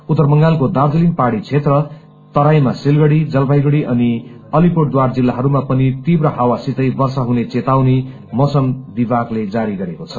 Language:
Nepali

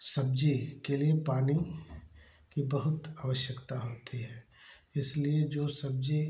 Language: Hindi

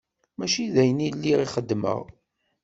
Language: Kabyle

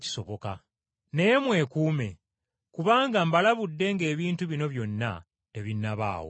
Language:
Ganda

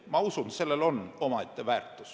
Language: Estonian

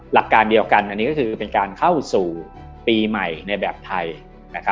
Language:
Thai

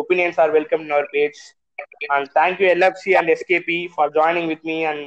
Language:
Tamil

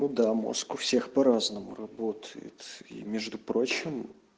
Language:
Russian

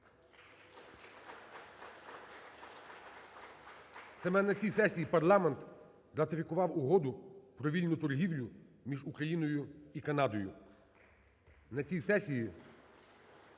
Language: Ukrainian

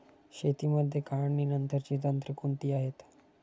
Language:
Marathi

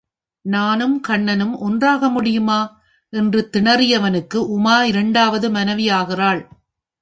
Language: Tamil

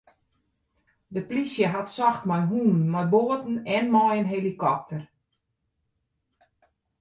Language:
Western Frisian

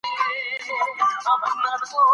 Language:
Pashto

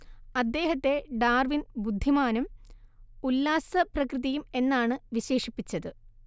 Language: Malayalam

